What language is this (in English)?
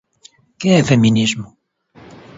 Galician